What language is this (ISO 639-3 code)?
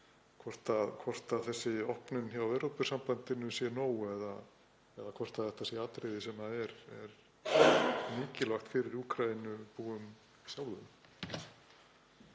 isl